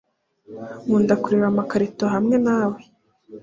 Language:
Kinyarwanda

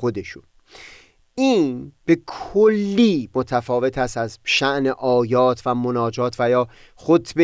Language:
Persian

